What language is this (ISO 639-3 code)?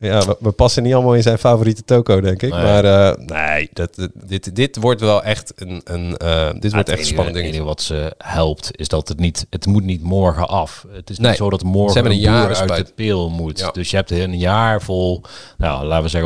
nld